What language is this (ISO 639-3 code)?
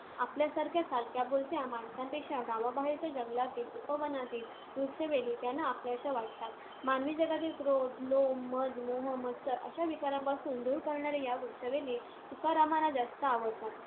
mar